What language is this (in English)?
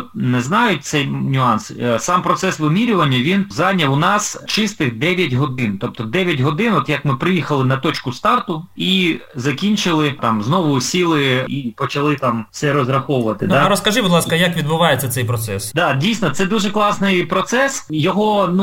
Ukrainian